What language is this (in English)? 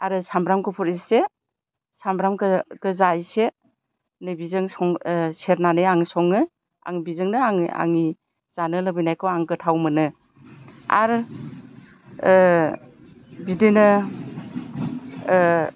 Bodo